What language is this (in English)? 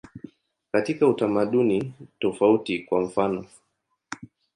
Swahili